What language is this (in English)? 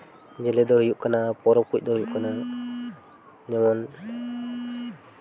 Santali